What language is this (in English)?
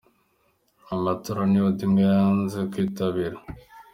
Kinyarwanda